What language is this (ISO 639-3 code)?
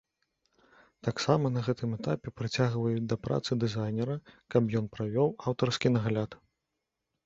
bel